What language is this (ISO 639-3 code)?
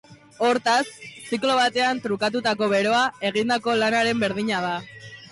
eus